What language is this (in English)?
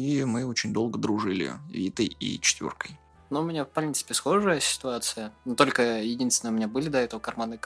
Russian